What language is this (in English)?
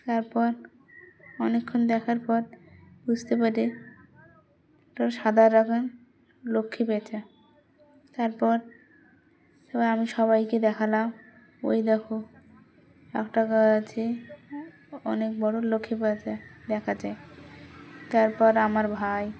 Bangla